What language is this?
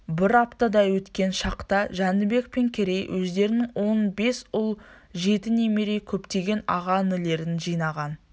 Kazakh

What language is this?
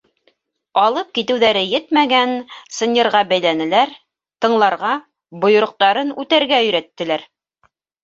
Bashkir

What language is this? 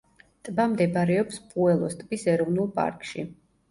Georgian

